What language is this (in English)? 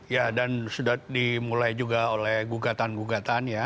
Indonesian